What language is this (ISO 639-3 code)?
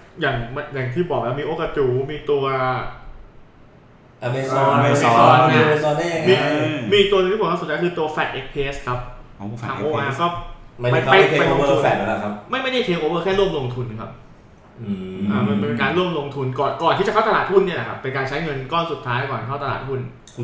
tha